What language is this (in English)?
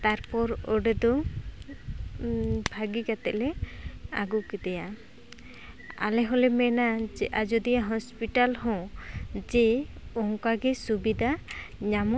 Santali